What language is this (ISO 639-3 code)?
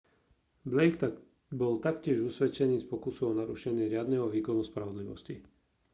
slk